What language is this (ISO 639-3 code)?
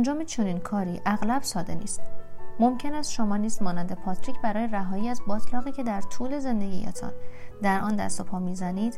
fas